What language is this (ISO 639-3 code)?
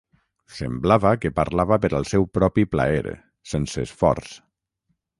cat